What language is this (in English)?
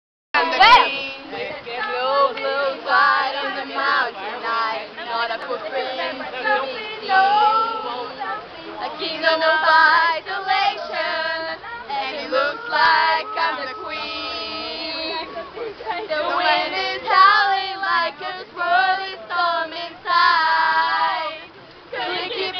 Latvian